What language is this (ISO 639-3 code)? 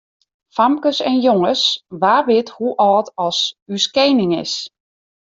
fry